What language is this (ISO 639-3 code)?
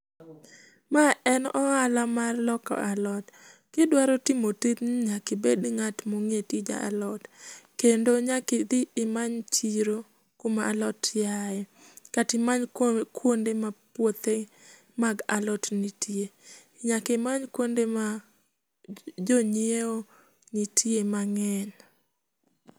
luo